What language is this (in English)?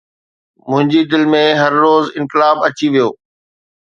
Sindhi